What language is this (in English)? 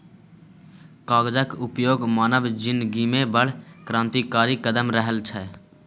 Maithili